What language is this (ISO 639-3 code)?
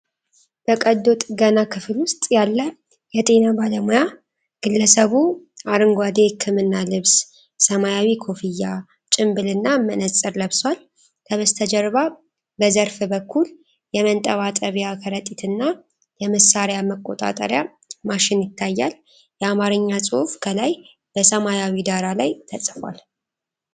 amh